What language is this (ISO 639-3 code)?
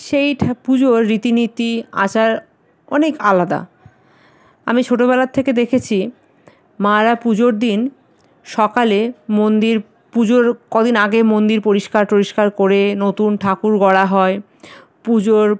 ben